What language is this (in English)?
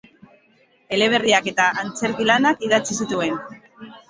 Basque